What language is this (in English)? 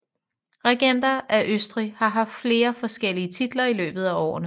Danish